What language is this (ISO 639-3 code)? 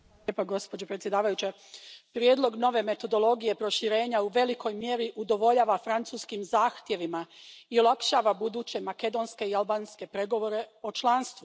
hrv